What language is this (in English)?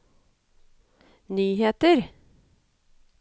Norwegian